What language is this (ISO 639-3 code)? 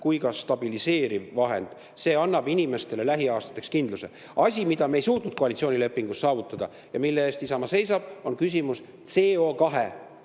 est